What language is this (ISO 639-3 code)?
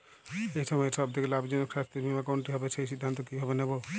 ben